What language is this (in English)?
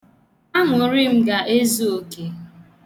Igbo